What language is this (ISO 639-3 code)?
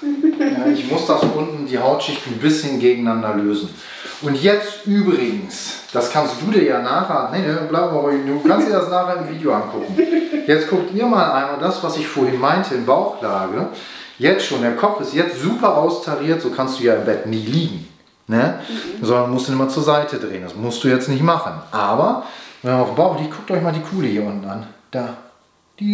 deu